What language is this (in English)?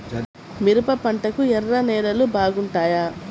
Telugu